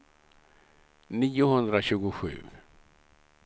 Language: Swedish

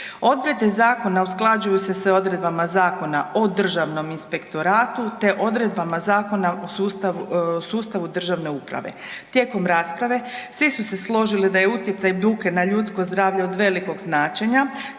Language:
Croatian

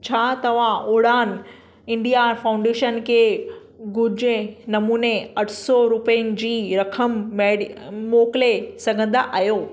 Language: Sindhi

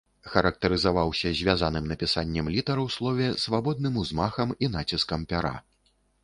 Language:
Belarusian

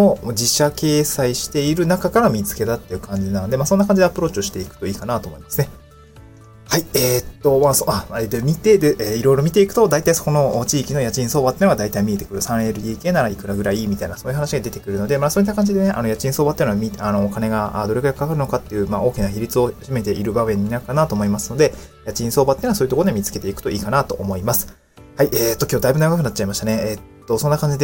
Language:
Japanese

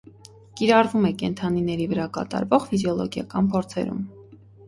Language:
Armenian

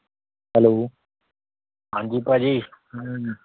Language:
Punjabi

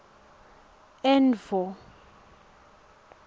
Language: Swati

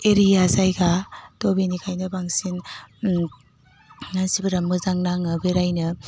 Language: Bodo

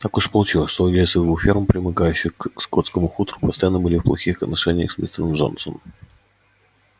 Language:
Russian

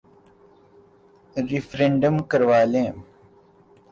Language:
Urdu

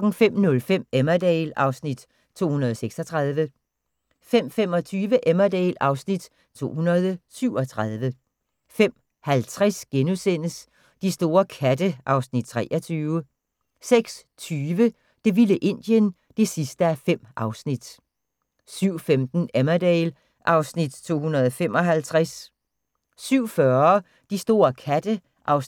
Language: Danish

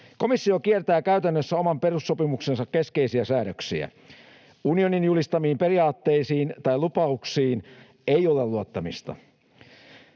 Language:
Finnish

